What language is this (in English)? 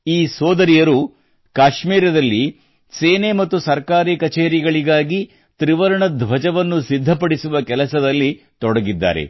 Kannada